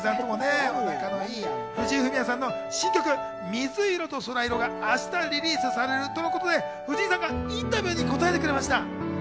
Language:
Japanese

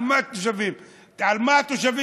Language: Hebrew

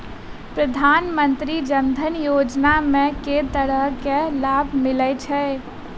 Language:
Maithili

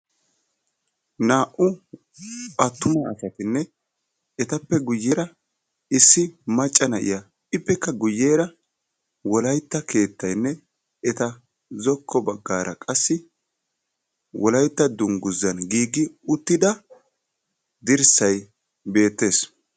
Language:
Wolaytta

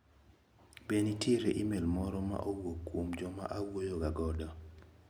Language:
Luo (Kenya and Tanzania)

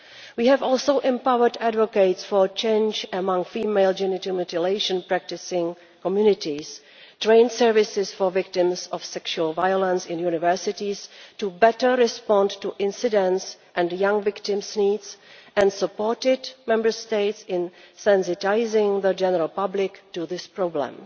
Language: English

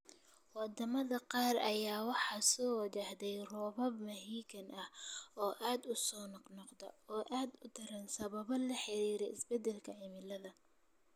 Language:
Somali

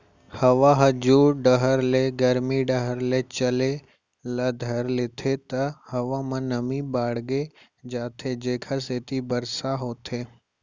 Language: Chhattisgarhi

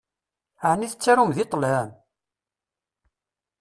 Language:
Kabyle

